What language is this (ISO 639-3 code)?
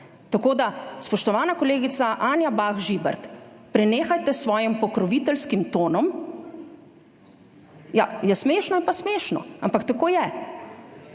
slv